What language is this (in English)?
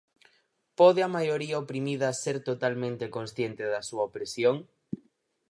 Galician